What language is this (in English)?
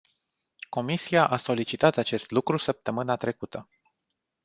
Romanian